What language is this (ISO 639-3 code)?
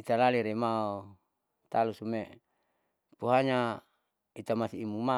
sau